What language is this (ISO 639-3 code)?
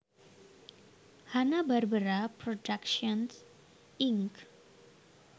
jav